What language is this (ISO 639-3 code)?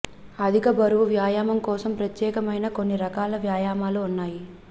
tel